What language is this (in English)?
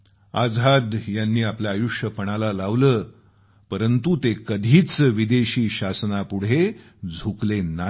Marathi